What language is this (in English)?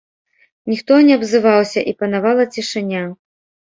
Belarusian